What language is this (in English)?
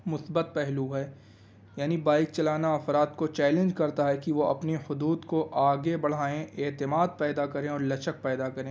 Urdu